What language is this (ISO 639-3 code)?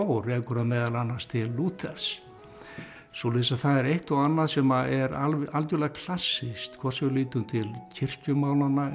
isl